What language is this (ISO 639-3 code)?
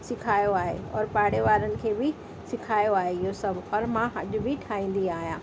snd